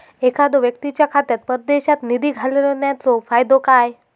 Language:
Marathi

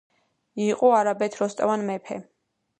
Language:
Georgian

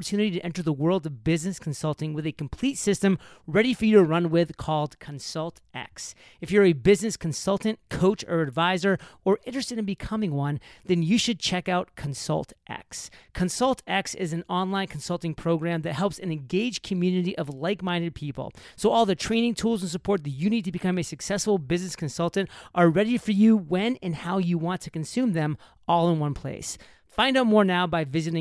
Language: English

